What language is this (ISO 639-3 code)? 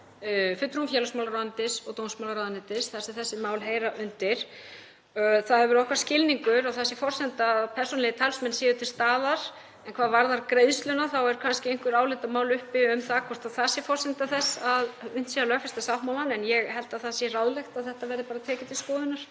isl